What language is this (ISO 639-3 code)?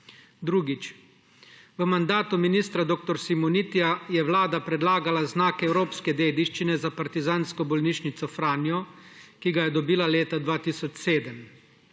slv